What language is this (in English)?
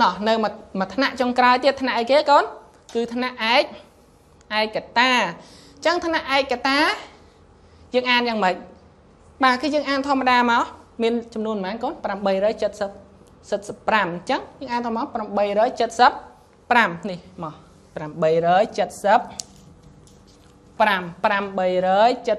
Vietnamese